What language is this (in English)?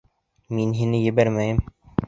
Bashkir